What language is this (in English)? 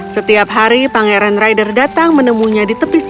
Indonesian